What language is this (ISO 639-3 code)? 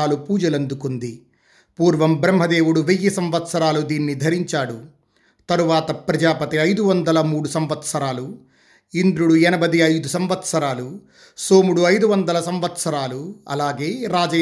tel